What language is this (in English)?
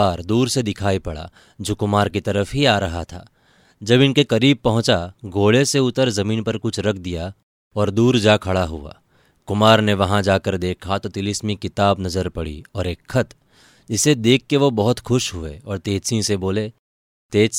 Hindi